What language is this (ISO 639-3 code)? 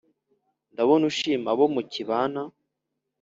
kin